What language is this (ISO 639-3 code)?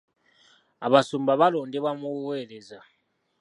lug